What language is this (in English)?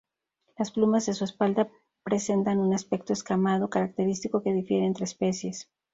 Spanish